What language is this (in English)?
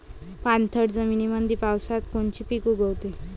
Marathi